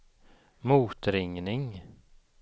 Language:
Swedish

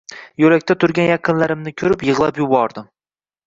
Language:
Uzbek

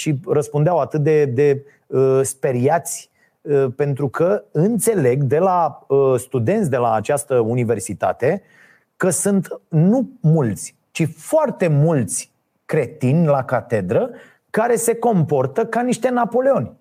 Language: Romanian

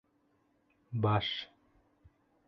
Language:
Bashkir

